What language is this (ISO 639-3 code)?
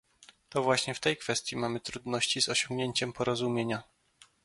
pol